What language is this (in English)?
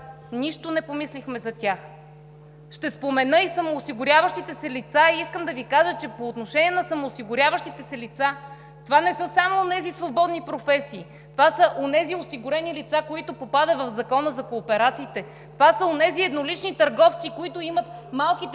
Bulgarian